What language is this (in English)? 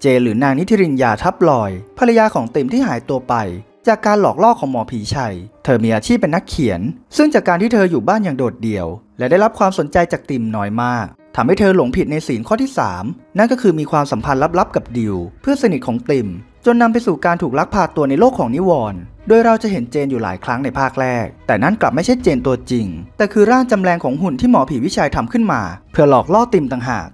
Thai